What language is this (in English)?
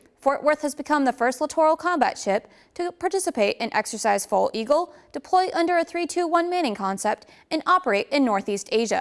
English